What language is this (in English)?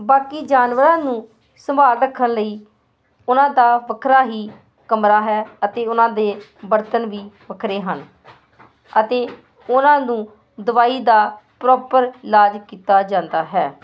Punjabi